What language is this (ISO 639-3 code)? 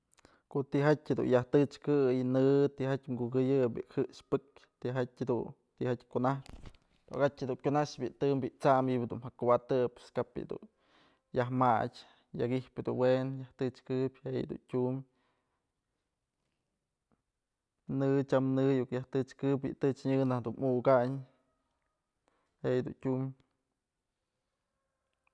mzl